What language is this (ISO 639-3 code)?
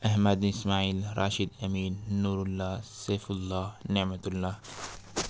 urd